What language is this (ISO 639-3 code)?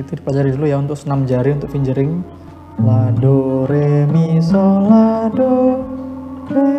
ind